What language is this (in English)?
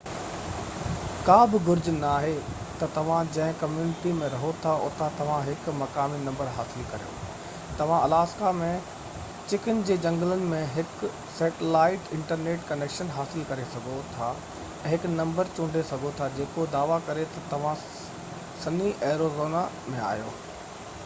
Sindhi